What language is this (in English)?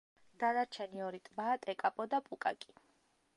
Georgian